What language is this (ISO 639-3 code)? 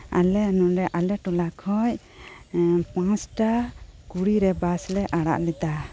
sat